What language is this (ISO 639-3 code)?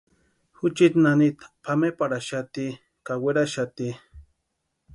pua